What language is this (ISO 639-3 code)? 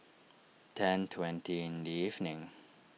eng